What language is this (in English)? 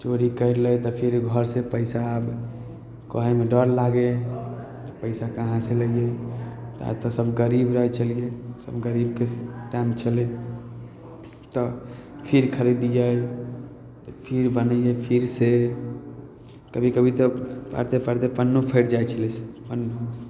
Maithili